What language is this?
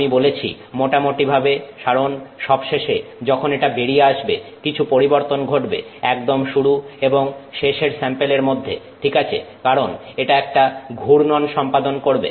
Bangla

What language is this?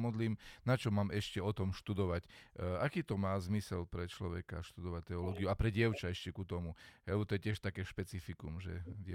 Slovak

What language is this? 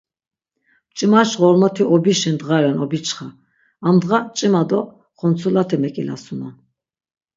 Laz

